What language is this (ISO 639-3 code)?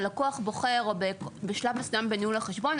heb